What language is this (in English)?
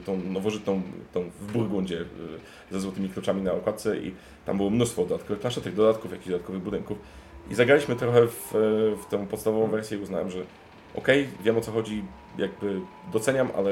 Polish